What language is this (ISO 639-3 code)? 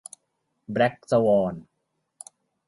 tha